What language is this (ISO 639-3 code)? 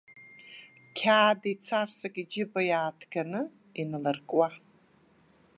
abk